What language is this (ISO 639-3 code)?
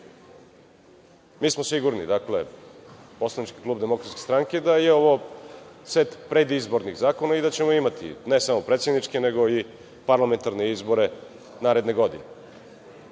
srp